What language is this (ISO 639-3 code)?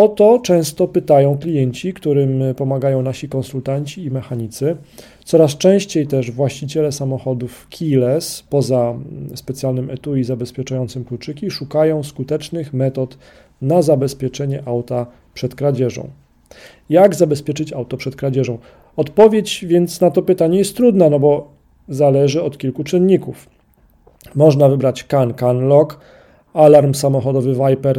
pol